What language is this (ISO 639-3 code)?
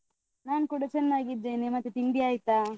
kan